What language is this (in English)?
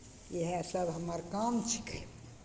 Maithili